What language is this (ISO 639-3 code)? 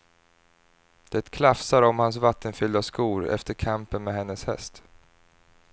swe